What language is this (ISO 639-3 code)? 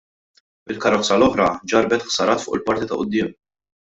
mlt